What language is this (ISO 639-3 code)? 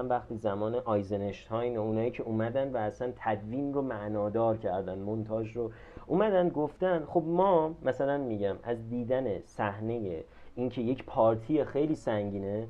fas